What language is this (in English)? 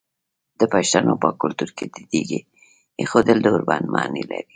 Pashto